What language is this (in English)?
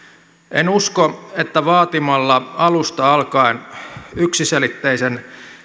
Finnish